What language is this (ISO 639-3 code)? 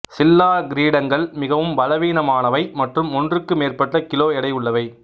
tam